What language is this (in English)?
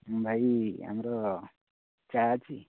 Odia